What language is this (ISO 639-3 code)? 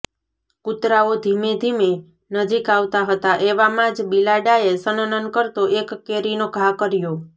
guj